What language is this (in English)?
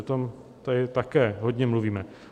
Czech